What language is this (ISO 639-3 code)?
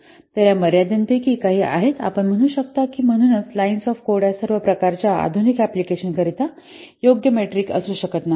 mar